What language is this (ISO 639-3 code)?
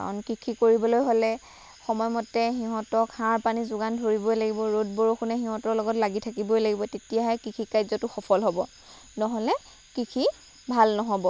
asm